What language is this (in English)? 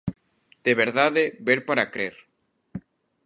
Galician